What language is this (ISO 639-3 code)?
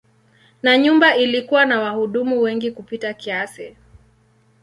swa